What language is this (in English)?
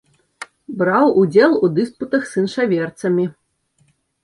Belarusian